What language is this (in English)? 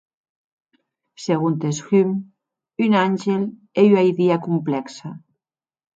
Occitan